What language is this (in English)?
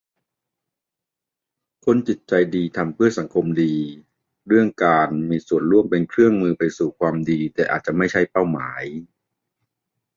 Thai